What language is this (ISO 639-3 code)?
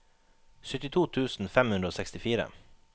nor